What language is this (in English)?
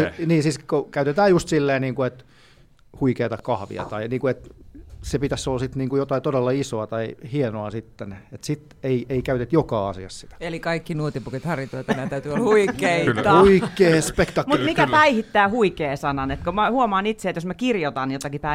Finnish